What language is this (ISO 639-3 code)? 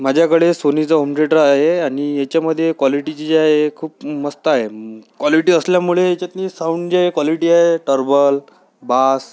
mar